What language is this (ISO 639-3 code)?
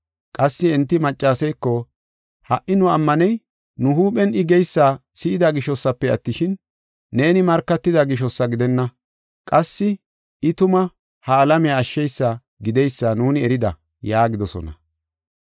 gof